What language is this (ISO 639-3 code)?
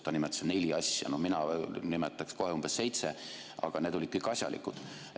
est